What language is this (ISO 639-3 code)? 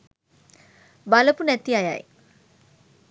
sin